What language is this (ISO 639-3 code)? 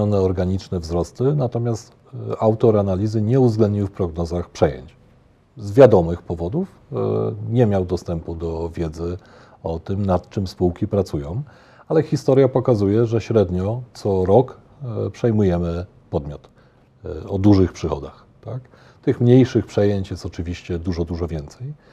pol